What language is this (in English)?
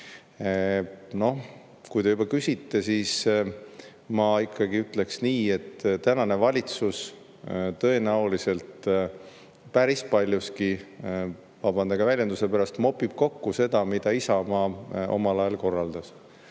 Estonian